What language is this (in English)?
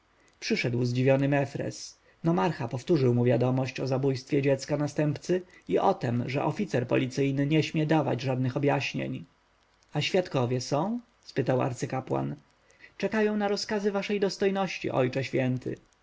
Polish